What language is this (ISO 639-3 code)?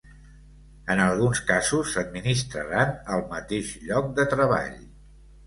cat